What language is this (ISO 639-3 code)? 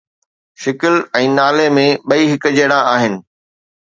snd